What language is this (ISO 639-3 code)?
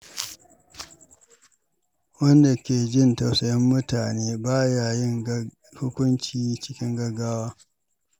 hau